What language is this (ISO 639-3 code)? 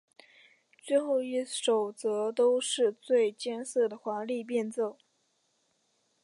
zho